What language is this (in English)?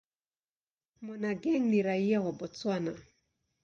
Swahili